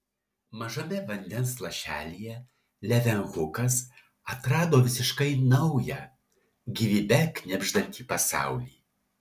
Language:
Lithuanian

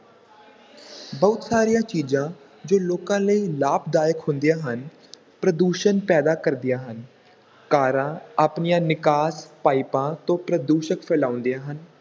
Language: Punjabi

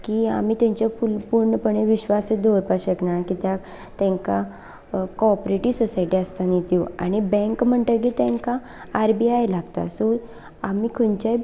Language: Konkani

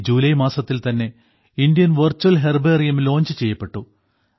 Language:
Malayalam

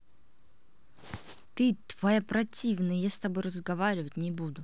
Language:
Russian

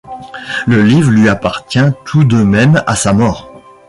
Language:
French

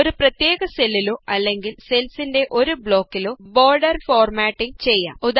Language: Malayalam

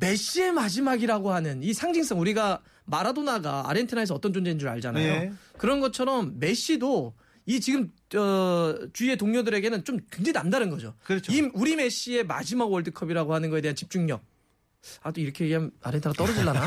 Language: Korean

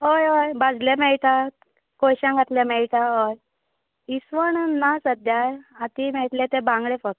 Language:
Konkani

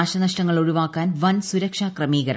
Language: Malayalam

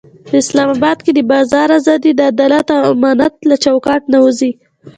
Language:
Pashto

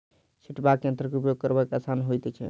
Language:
Maithili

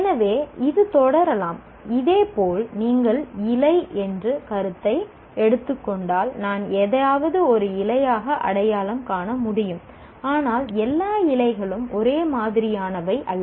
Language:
Tamil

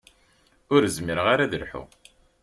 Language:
Kabyle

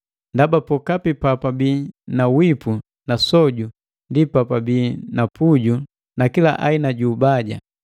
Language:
Matengo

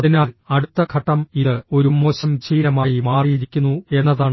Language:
Malayalam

